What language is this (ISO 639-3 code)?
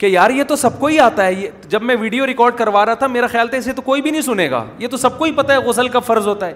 urd